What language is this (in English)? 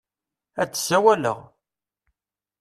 Kabyle